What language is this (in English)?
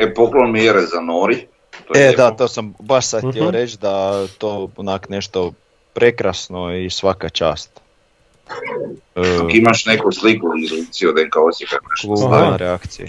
Croatian